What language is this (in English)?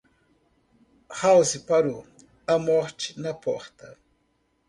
Portuguese